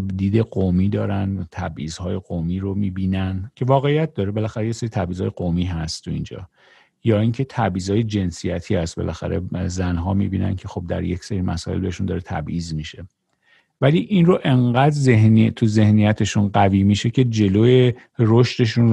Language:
Persian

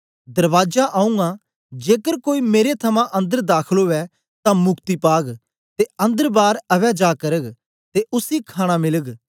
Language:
Dogri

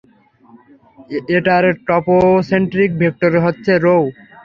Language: Bangla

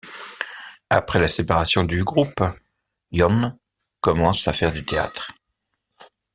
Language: French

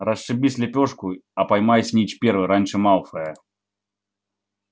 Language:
Russian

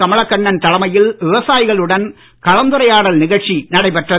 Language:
Tamil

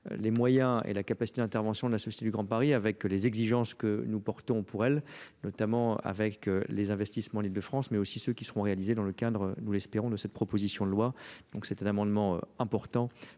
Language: French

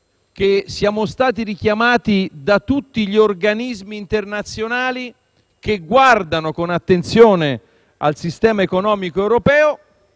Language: Italian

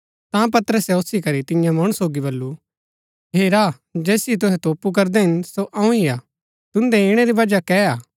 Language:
Gaddi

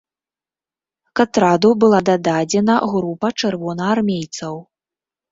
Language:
Belarusian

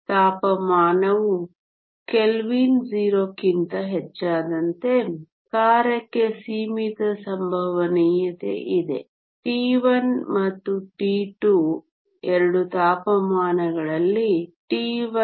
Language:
Kannada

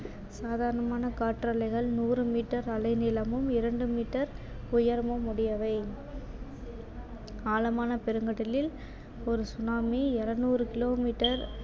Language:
Tamil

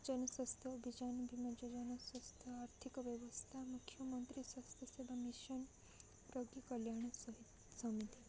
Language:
Odia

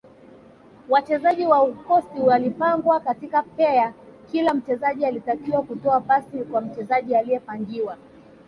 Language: Swahili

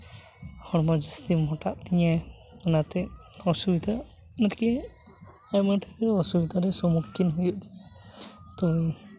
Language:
Santali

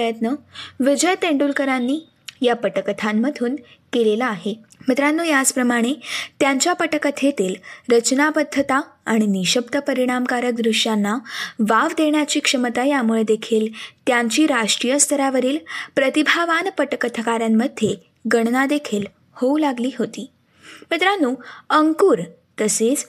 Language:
Marathi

